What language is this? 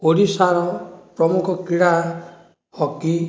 Odia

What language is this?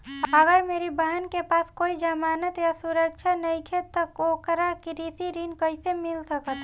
Bhojpuri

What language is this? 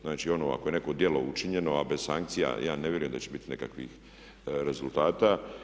Croatian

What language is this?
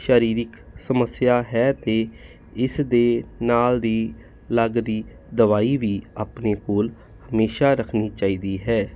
Punjabi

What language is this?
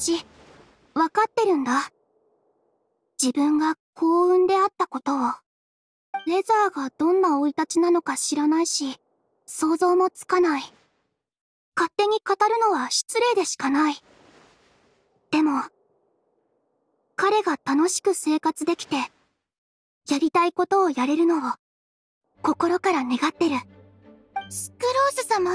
Japanese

